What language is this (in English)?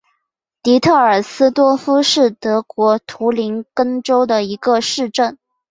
Chinese